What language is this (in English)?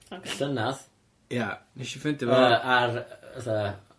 Welsh